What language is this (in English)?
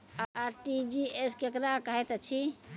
Maithili